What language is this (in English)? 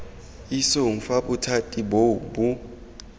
Tswana